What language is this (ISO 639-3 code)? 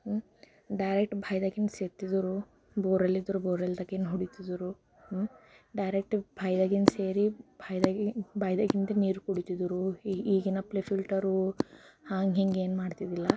kan